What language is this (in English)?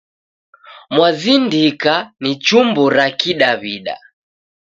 Taita